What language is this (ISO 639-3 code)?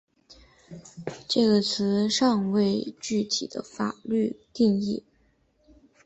zho